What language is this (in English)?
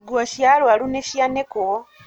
Kikuyu